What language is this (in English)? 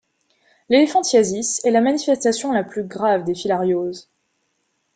French